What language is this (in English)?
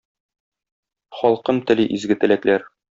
Tatar